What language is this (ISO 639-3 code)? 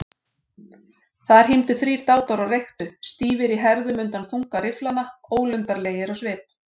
isl